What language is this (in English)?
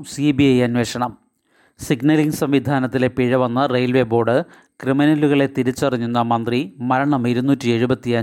Malayalam